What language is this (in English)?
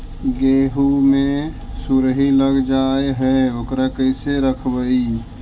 Magahi